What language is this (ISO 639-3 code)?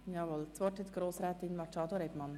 gsw